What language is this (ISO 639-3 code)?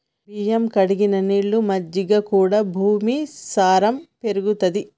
tel